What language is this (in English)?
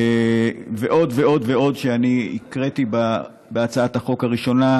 Hebrew